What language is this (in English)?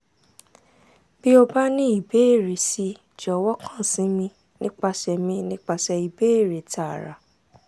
Yoruba